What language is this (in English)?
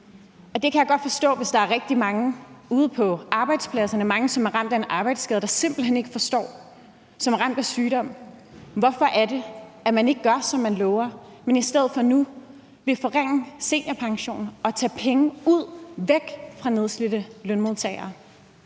Danish